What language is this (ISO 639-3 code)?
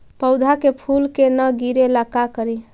mag